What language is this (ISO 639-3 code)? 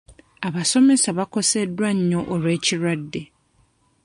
lug